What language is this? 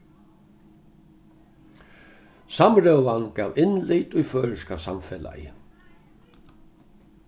Faroese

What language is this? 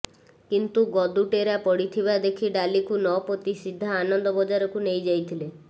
Odia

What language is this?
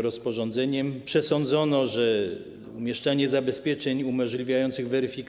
Polish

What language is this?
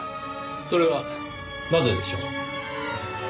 Japanese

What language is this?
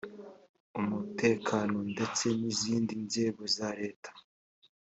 Kinyarwanda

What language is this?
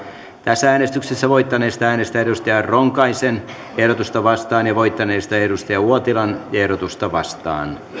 Finnish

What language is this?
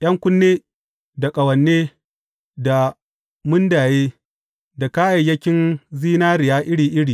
Hausa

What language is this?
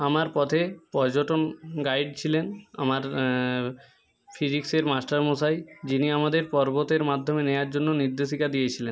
Bangla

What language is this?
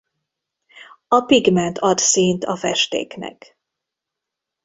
Hungarian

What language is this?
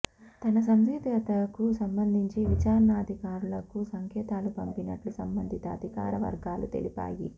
Telugu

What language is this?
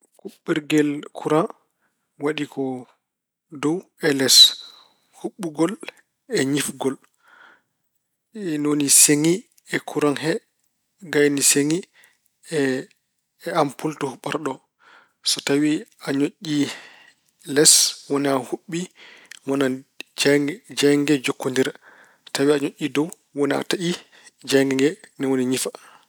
Fula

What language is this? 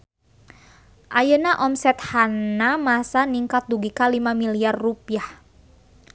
Sundanese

